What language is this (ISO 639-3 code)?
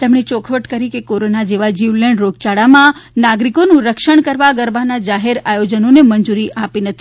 guj